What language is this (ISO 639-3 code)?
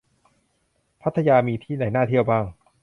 tha